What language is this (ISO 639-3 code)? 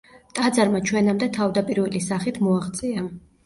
kat